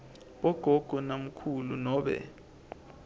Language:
Swati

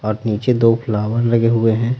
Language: Hindi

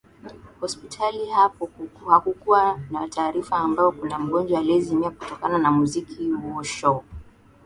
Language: Swahili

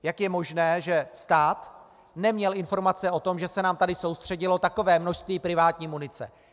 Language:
Czech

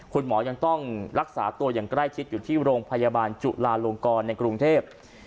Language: Thai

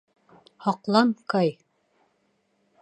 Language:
Bashkir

